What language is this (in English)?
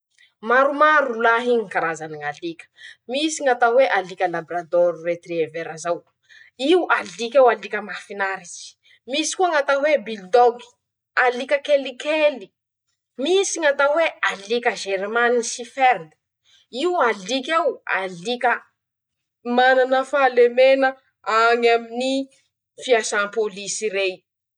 Masikoro Malagasy